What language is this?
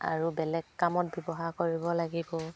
Assamese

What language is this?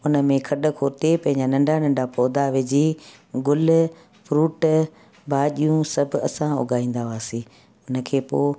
Sindhi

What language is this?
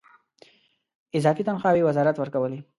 Pashto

